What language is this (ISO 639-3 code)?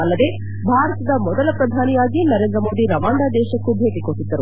kan